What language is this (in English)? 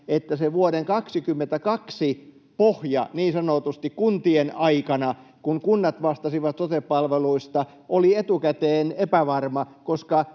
Finnish